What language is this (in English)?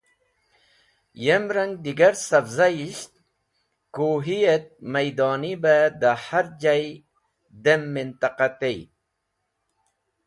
Wakhi